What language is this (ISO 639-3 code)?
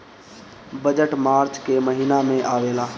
bho